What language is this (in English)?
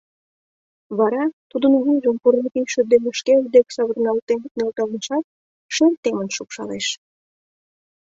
Mari